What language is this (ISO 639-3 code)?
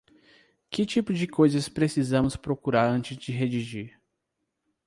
por